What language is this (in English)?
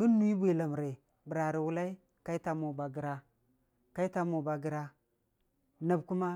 Dijim-Bwilim